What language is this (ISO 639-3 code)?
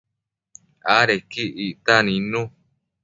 mcf